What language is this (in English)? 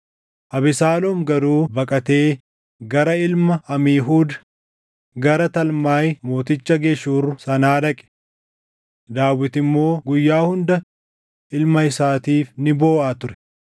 Oromo